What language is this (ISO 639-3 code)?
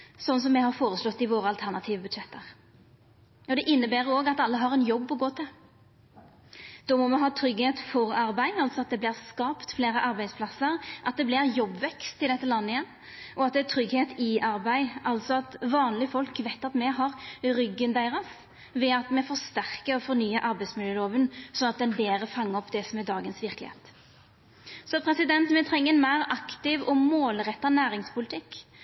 nno